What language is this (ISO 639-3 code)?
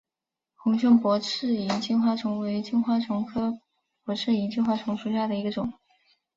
zho